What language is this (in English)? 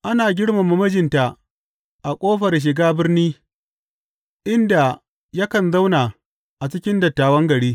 Hausa